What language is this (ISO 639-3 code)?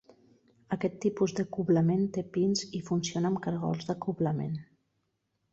cat